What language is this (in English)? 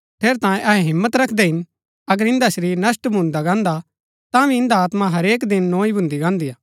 Gaddi